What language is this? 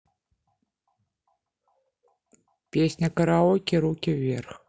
Russian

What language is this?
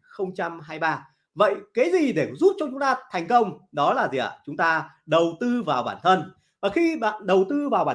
Vietnamese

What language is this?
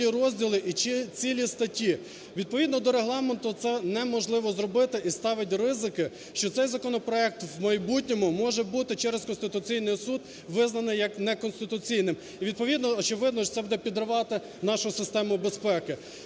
Ukrainian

